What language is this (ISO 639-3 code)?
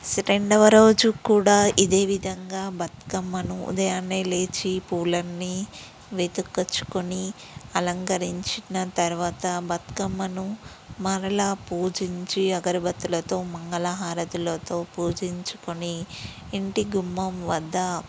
tel